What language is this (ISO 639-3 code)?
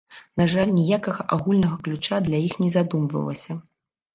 bel